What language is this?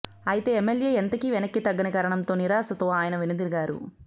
Telugu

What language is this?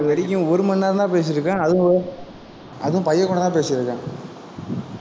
Tamil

